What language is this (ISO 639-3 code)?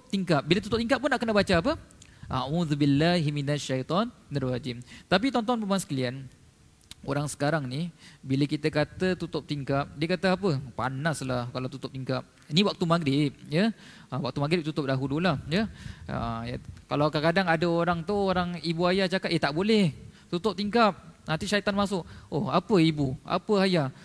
msa